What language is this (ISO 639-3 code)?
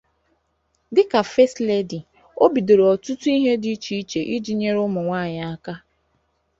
ibo